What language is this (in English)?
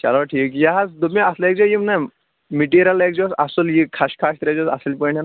Kashmiri